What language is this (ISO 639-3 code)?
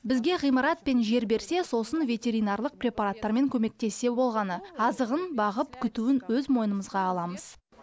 kaz